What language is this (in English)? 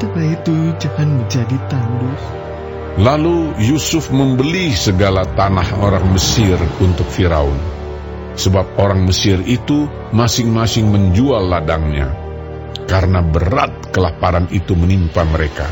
Indonesian